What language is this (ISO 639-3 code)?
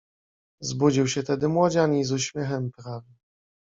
pol